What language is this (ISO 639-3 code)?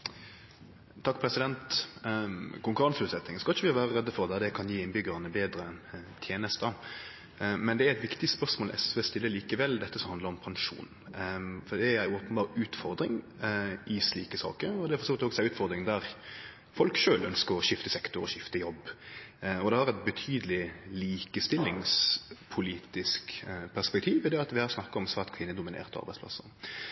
nno